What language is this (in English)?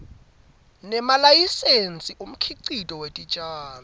Swati